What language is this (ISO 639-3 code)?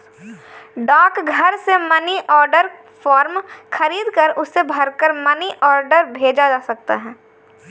hin